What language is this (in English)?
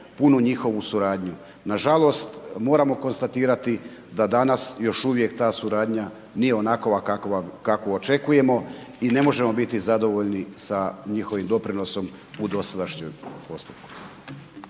Croatian